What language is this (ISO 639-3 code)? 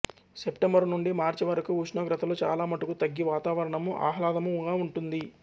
tel